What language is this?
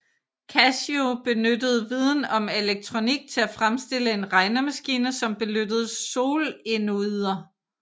Danish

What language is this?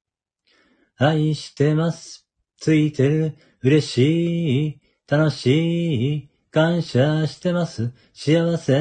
Japanese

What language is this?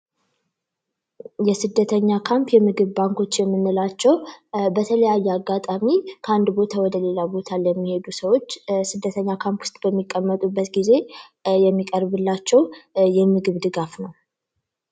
Amharic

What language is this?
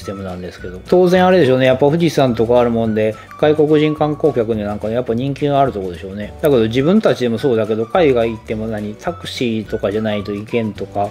Japanese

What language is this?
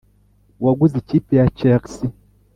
Kinyarwanda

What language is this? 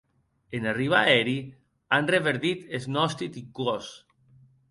Occitan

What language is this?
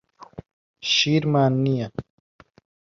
Central Kurdish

